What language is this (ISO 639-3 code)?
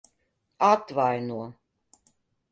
lav